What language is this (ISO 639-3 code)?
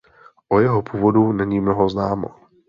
ces